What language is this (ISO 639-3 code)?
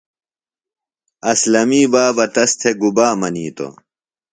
phl